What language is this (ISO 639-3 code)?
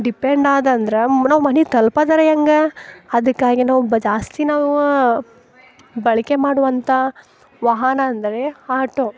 kan